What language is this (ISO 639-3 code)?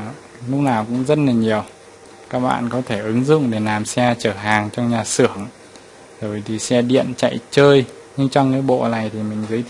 vie